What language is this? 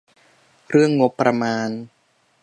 Thai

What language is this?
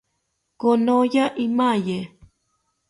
South Ucayali Ashéninka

